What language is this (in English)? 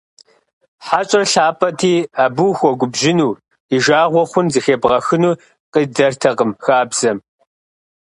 Kabardian